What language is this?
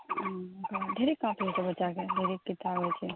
Maithili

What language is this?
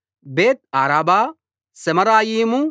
Telugu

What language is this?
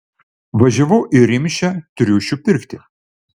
Lithuanian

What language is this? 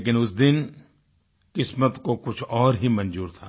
Hindi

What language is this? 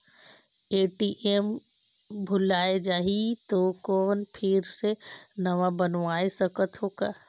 Chhattisgarhi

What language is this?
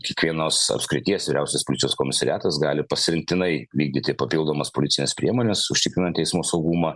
Lithuanian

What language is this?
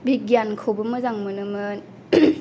Bodo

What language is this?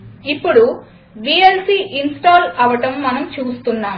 Telugu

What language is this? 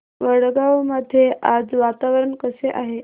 Marathi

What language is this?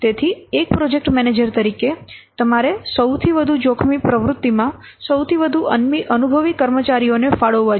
Gujarati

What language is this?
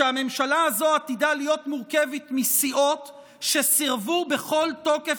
Hebrew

